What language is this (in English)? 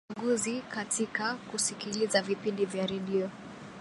Swahili